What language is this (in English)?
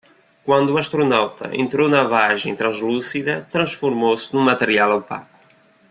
Portuguese